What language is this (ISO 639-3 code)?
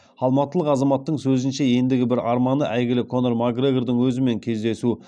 kaz